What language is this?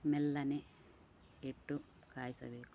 Kannada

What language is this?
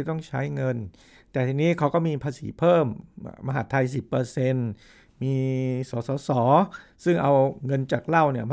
Thai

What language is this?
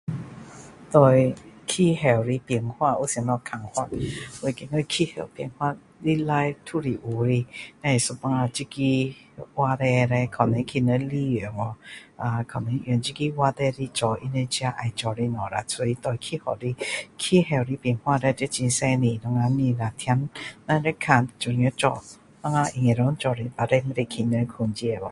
Min Dong Chinese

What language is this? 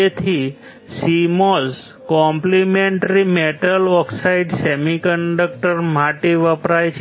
Gujarati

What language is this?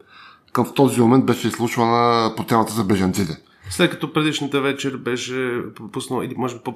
Bulgarian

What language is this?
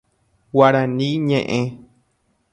Guarani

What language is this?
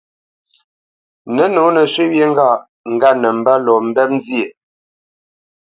Bamenyam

